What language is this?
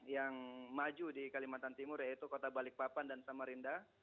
Indonesian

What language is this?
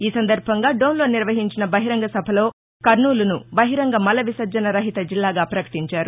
Telugu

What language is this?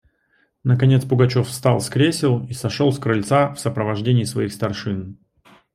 Russian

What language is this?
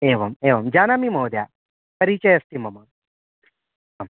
Sanskrit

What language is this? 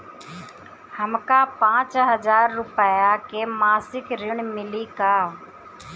Bhojpuri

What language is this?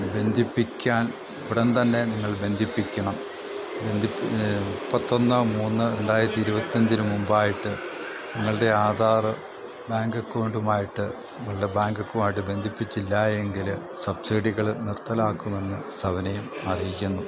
Malayalam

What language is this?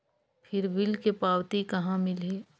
Chhattisgarhi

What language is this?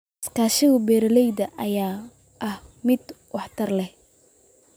Somali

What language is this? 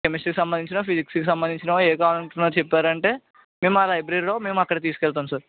Telugu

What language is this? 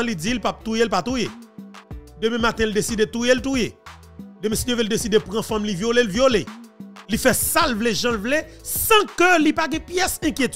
French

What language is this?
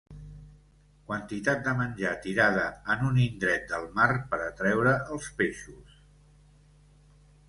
Catalan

